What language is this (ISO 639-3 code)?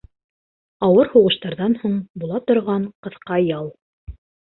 bak